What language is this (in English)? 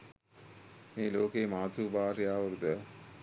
Sinhala